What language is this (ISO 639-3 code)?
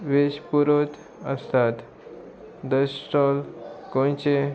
kok